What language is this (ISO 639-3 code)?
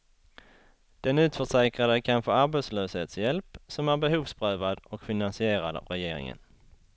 swe